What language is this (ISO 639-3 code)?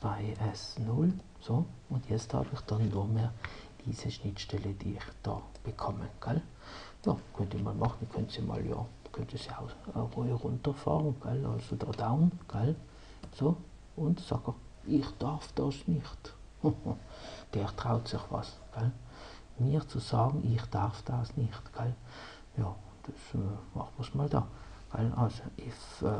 deu